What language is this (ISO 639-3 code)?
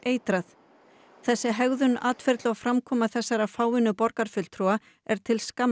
isl